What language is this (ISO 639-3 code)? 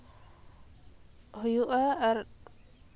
sat